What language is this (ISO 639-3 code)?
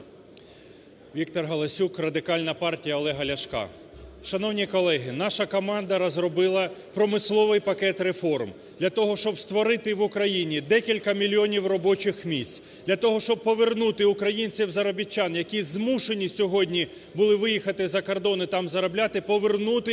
ukr